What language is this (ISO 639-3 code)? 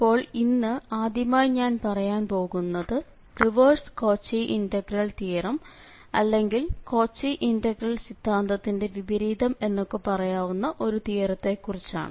mal